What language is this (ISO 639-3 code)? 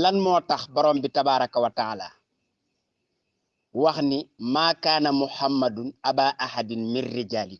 ind